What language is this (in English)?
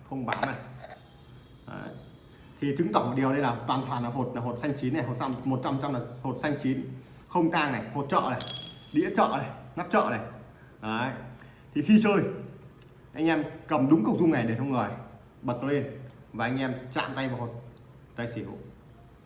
Vietnamese